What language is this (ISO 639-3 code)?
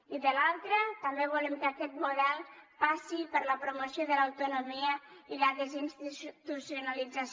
cat